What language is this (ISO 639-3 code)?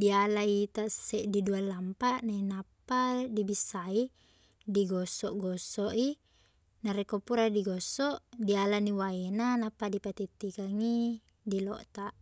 bug